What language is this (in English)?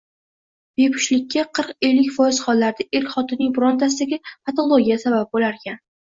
Uzbek